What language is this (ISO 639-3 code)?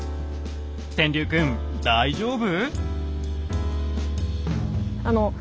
jpn